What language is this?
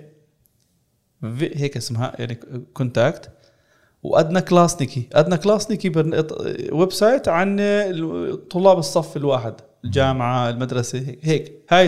Arabic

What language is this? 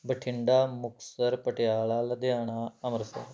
Punjabi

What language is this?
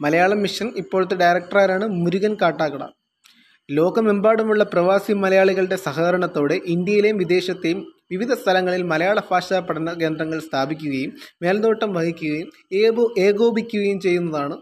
Malayalam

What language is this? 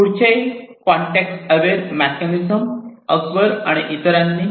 Marathi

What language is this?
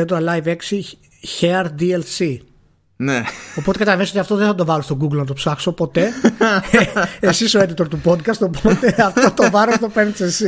Greek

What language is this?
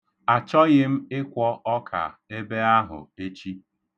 Igbo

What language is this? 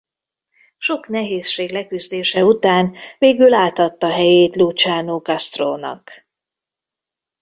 Hungarian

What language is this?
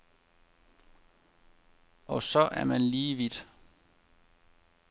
Danish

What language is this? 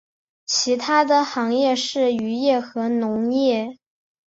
Chinese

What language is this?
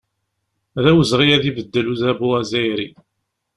Kabyle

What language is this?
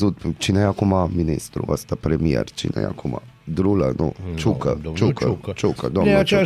Romanian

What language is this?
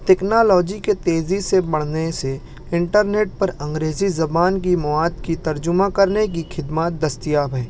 Urdu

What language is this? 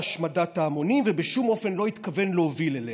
Hebrew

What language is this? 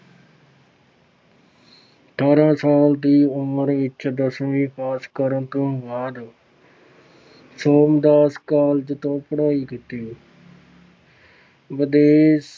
Punjabi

